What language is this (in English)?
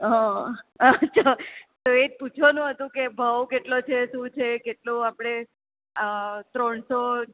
Gujarati